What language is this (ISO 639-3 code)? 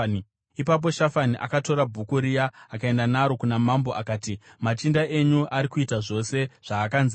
sna